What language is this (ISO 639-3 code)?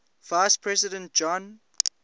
eng